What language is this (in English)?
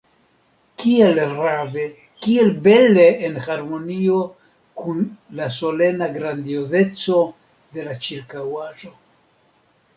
Esperanto